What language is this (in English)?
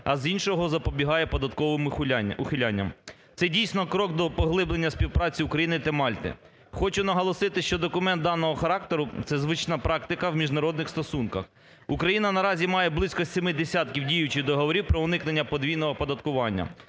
Ukrainian